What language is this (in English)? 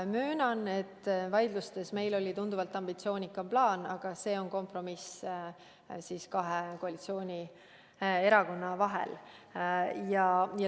Estonian